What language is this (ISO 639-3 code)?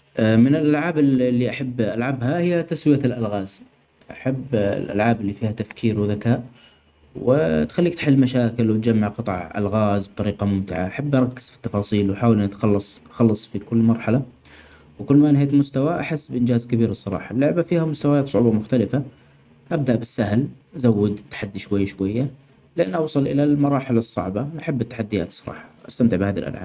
acx